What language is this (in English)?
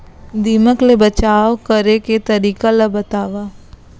Chhattisgarhi